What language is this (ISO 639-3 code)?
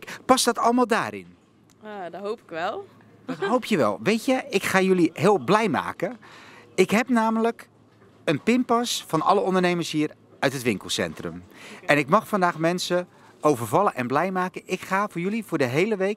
nld